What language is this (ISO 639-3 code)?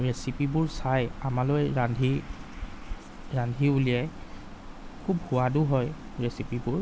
asm